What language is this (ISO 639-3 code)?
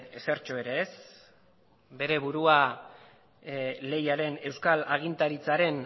eus